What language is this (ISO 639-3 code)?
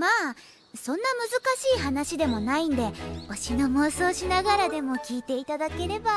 jpn